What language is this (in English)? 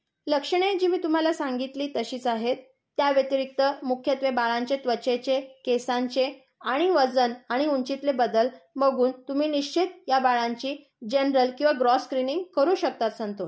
Marathi